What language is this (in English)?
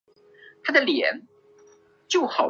Chinese